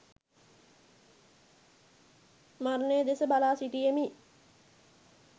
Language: Sinhala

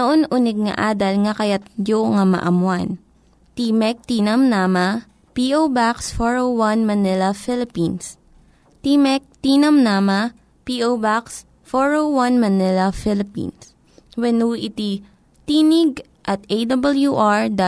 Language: Filipino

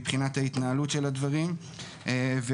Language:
Hebrew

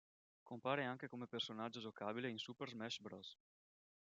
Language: Italian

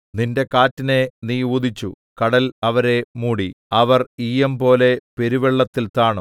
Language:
Malayalam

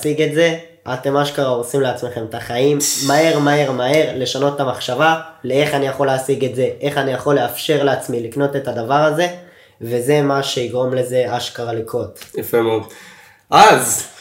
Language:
Hebrew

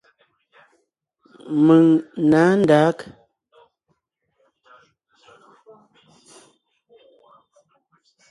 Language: Ngiemboon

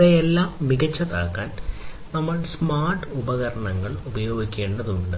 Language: Malayalam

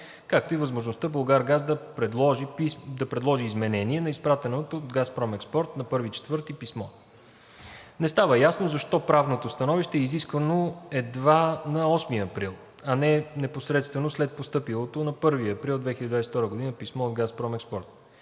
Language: Bulgarian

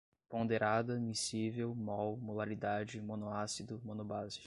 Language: Portuguese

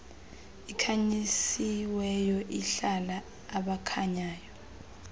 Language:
Xhosa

